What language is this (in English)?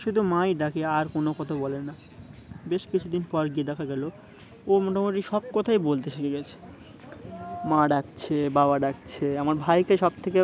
Bangla